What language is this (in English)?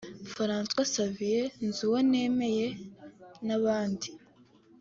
Kinyarwanda